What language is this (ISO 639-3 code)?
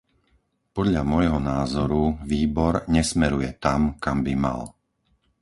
slk